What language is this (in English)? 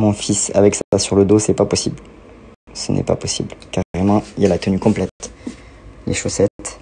French